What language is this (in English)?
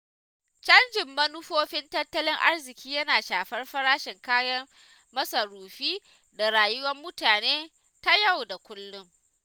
Hausa